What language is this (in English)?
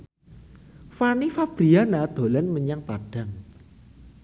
Javanese